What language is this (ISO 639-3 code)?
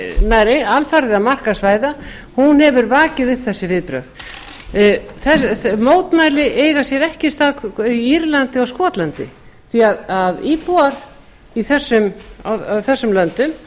isl